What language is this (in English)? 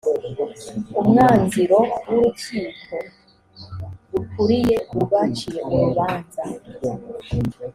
Kinyarwanda